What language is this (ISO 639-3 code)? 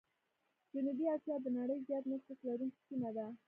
pus